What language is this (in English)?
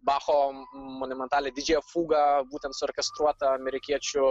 Lithuanian